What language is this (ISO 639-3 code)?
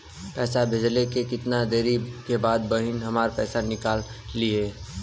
bho